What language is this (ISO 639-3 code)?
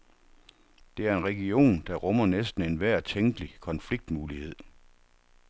dan